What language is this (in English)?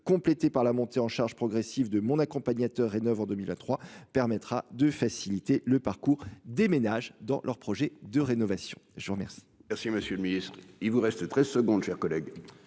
French